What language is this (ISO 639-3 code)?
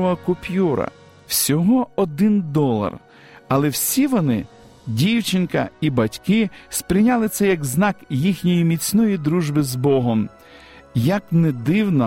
ukr